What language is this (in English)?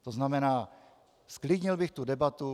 Czech